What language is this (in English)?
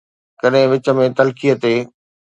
Sindhi